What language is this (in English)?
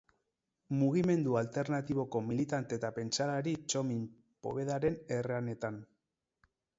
Basque